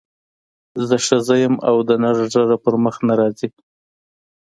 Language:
Pashto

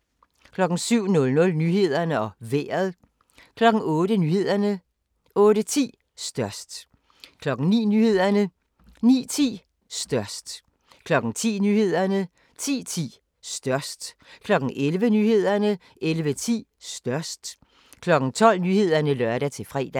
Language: Danish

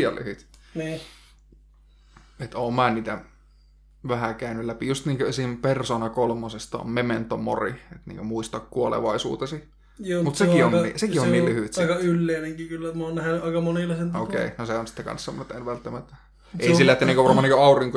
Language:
Finnish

